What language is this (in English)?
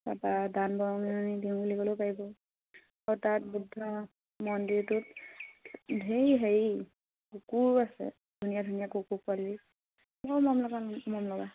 Assamese